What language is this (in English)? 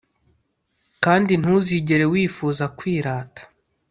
Kinyarwanda